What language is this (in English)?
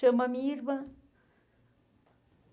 Portuguese